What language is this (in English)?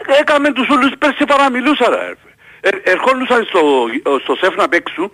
Greek